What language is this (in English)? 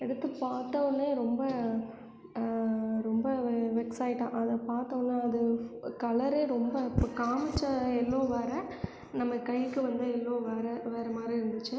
Tamil